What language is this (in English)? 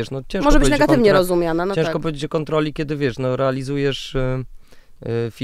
Polish